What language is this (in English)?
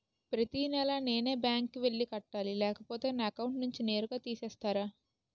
Telugu